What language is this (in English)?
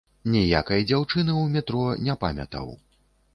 Belarusian